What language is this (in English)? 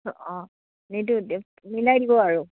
Assamese